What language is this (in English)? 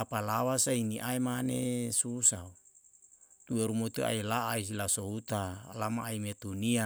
Yalahatan